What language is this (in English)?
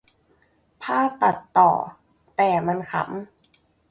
Thai